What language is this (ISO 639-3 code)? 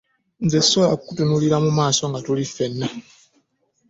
lug